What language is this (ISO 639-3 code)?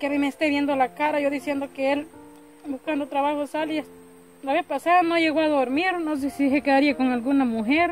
spa